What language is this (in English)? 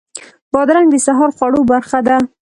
Pashto